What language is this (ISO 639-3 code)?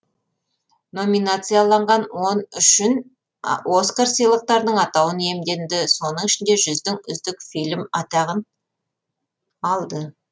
kaz